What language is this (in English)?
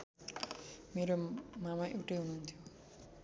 Nepali